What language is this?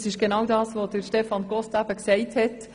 Swiss German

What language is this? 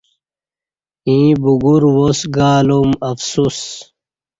Kati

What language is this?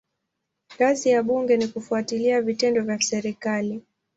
Swahili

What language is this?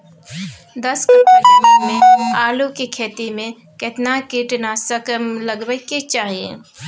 Maithili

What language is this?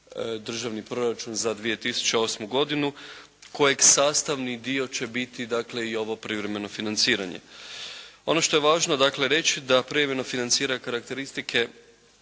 Croatian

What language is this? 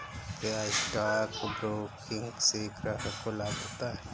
Hindi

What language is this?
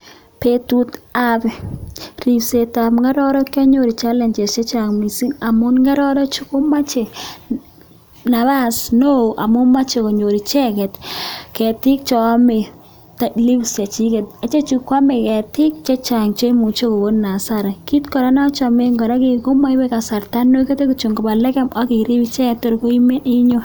Kalenjin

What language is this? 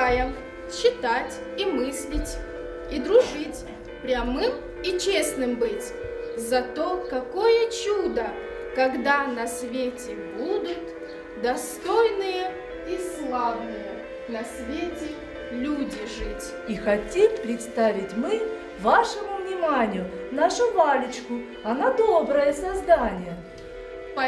Russian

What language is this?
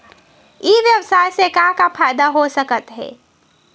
Chhattisgarhi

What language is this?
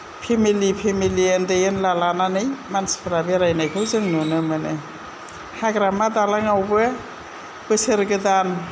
Bodo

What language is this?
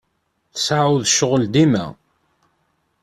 Kabyle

